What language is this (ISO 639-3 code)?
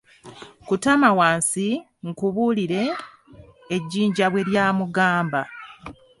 lug